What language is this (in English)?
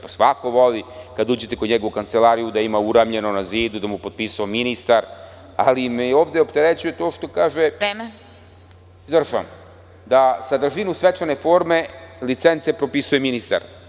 Serbian